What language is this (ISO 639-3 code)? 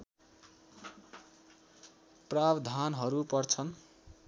nep